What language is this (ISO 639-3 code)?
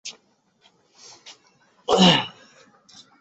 zho